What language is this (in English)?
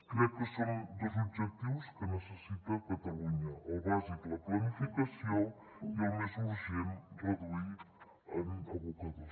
Catalan